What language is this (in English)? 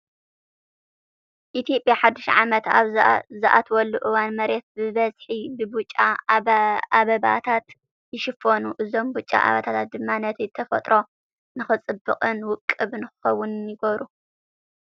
Tigrinya